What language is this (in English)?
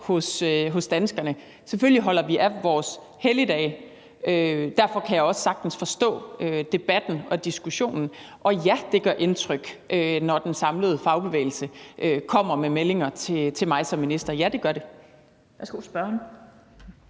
Danish